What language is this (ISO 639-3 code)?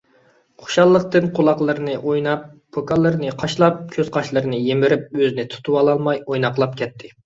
uig